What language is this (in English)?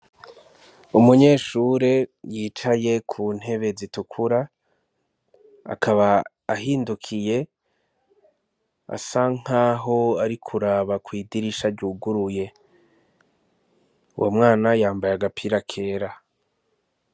Rundi